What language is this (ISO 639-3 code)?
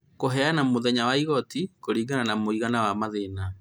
kik